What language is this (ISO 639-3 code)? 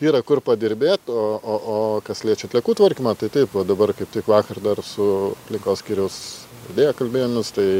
lit